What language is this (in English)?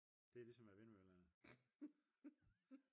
Danish